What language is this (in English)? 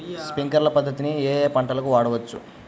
Telugu